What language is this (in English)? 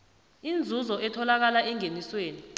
South Ndebele